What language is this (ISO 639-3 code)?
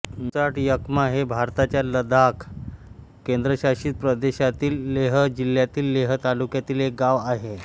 mar